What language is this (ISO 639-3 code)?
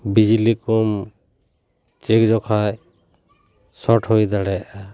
sat